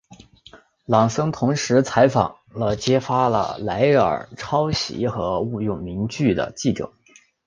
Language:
Chinese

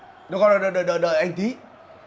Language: Vietnamese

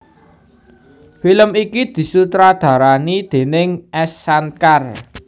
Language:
Javanese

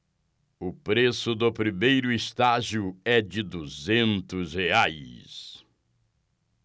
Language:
Portuguese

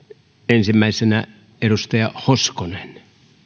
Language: Finnish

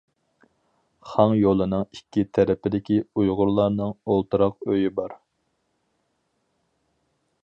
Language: Uyghur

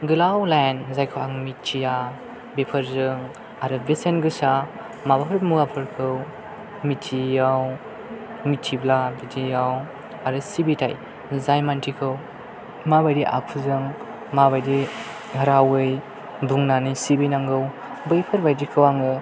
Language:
Bodo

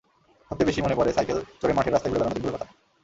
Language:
Bangla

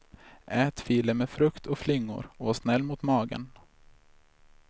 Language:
Swedish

